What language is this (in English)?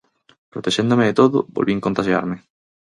Galician